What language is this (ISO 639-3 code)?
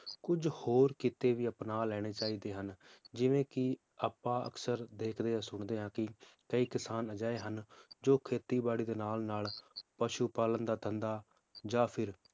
pan